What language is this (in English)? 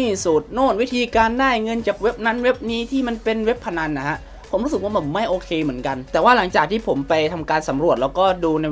Thai